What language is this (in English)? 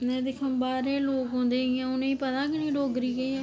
Dogri